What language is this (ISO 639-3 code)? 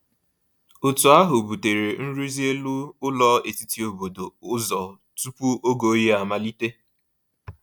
ibo